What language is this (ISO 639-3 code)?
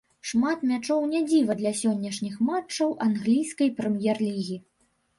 bel